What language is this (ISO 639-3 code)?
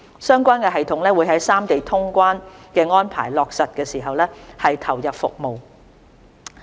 yue